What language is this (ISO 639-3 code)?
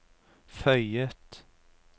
nor